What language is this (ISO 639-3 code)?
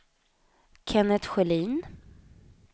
swe